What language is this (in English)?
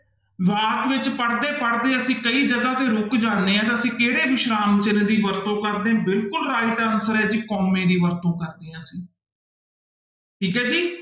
Punjabi